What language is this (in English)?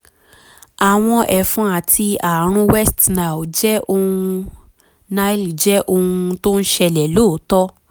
Yoruba